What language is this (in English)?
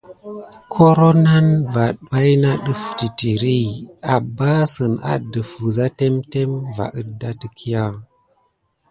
Gidar